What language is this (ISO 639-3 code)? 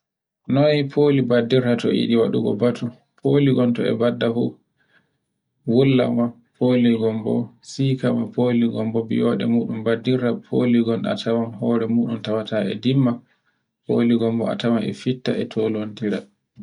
fue